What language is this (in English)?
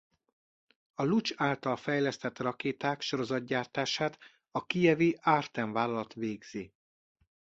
Hungarian